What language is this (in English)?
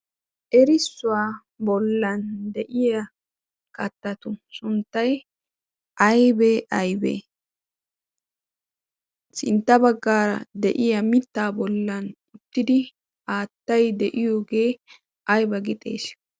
Wolaytta